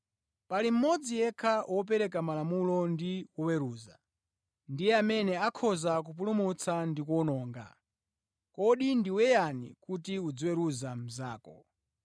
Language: Nyanja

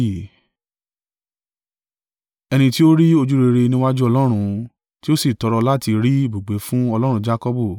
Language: Yoruba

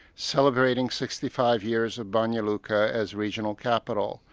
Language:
English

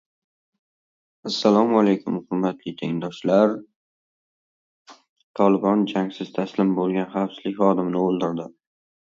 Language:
Uzbek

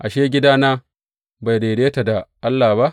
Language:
Hausa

